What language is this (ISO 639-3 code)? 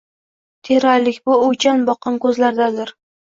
uzb